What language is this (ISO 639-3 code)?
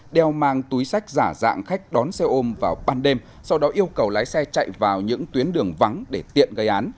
vie